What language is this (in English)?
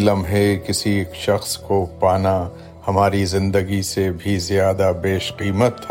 Urdu